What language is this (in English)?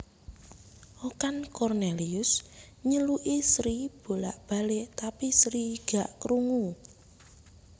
Javanese